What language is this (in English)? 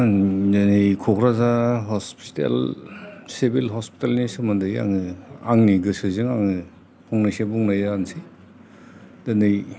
Bodo